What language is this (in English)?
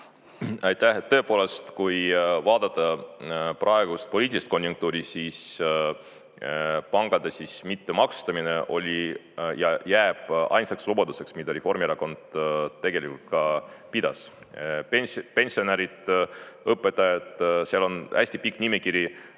Estonian